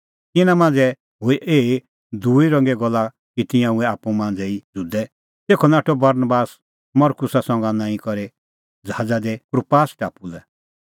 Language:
Kullu Pahari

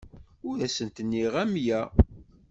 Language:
Kabyle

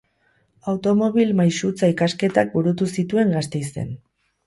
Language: Basque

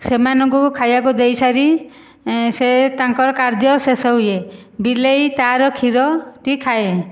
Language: Odia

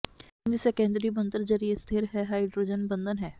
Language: Punjabi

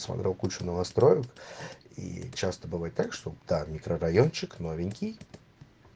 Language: Russian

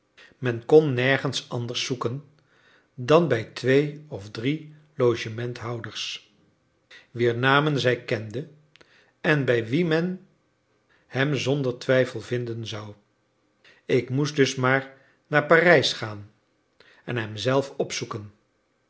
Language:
Dutch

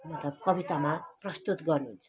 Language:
Nepali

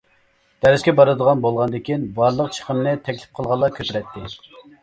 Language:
Uyghur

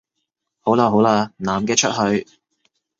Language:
Cantonese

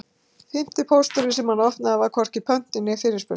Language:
Icelandic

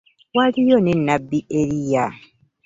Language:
Ganda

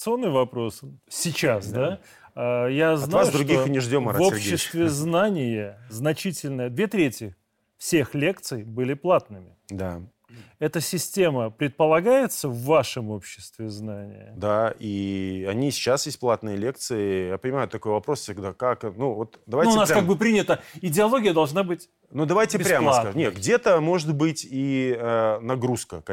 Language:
Russian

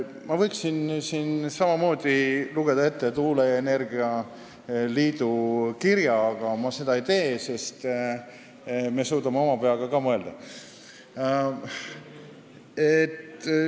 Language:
Estonian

